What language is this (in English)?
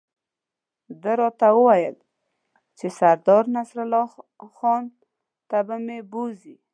Pashto